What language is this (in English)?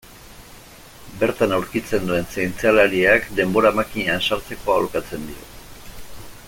Basque